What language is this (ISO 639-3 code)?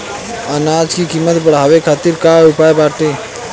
bho